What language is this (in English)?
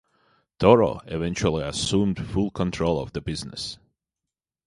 English